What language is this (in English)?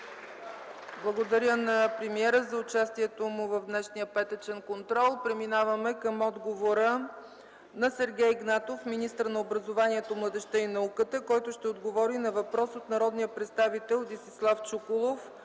Bulgarian